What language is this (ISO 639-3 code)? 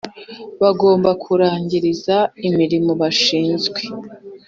kin